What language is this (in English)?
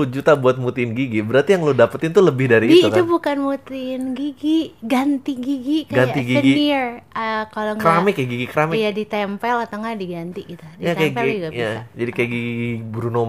Indonesian